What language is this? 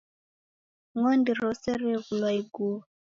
Taita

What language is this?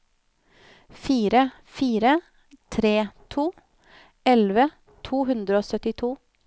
Norwegian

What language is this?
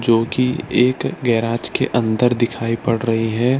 Hindi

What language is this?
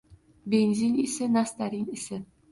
Uzbek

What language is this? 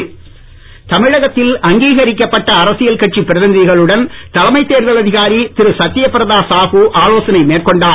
Tamil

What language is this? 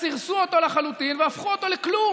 Hebrew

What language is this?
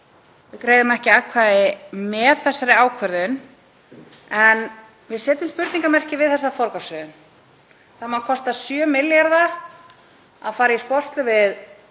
Icelandic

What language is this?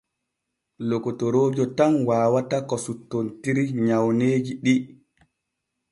Borgu Fulfulde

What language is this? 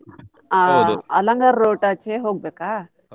Kannada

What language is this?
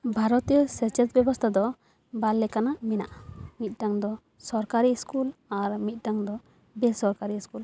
Santali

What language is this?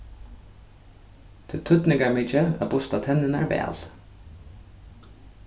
Faroese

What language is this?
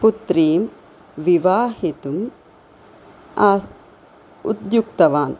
Sanskrit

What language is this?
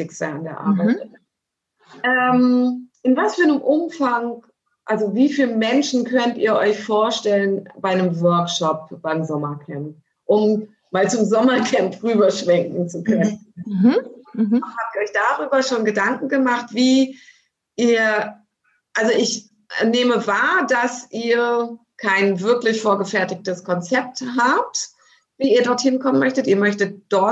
German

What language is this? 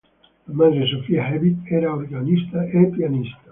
Italian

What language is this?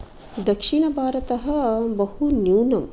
Sanskrit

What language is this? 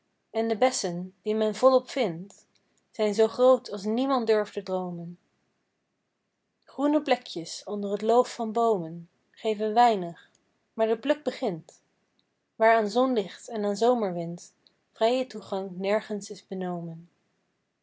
Dutch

